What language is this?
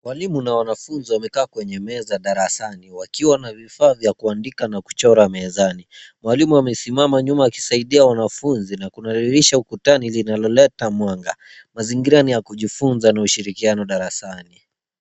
Swahili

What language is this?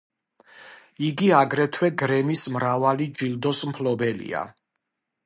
Georgian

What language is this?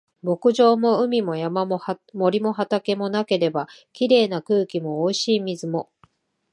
Japanese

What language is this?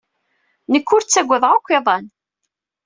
Kabyle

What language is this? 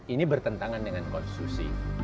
Indonesian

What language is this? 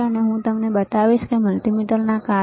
Gujarati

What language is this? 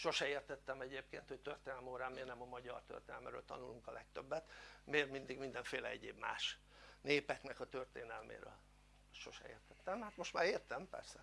Hungarian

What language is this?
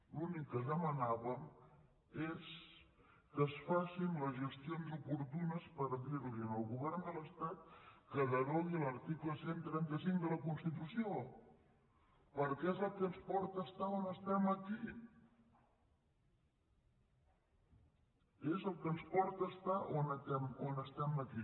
Catalan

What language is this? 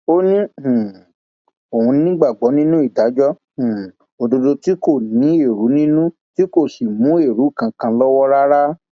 Yoruba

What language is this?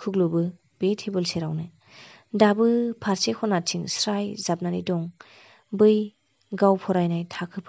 Thai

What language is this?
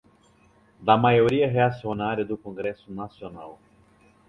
Portuguese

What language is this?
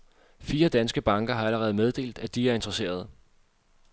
Danish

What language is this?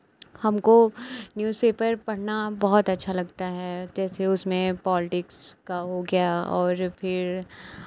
Hindi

